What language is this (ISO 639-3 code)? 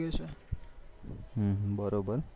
guj